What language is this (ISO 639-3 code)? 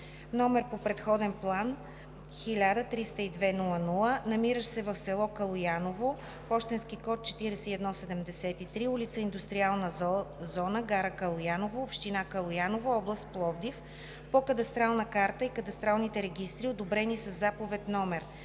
bul